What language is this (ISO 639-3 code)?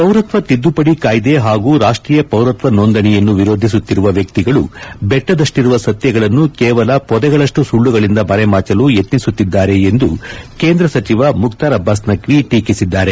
kan